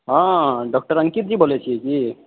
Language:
Maithili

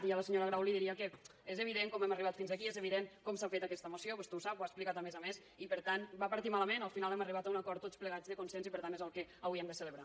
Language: Catalan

